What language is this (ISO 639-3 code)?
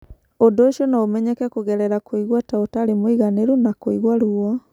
kik